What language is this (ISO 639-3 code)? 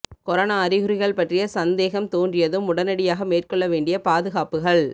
tam